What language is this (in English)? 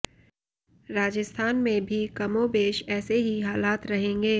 Hindi